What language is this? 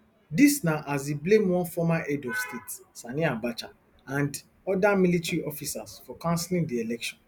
Nigerian Pidgin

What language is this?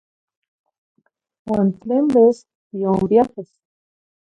Zacatlán-Ahuacatlán-Tepetzintla Nahuatl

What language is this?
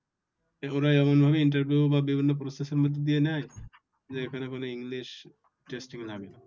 Bangla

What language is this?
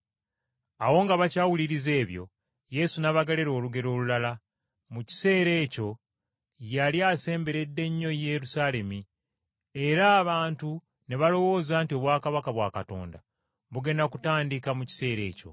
Ganda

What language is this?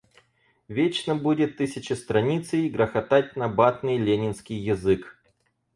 Russian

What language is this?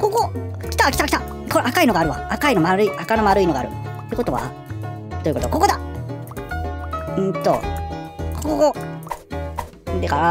Japanese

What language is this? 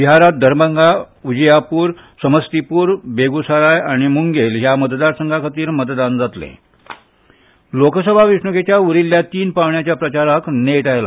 Konkani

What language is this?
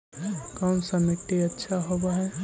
Magahi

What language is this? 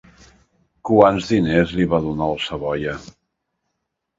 Catalan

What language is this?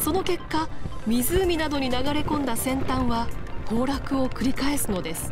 Japanese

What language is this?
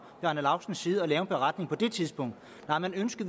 Danish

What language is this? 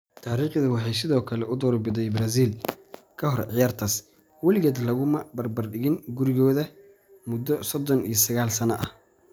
Somali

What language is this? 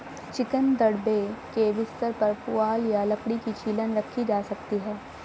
Hindi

